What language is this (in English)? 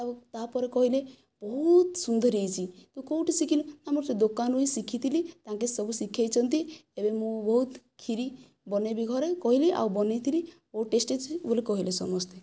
Odia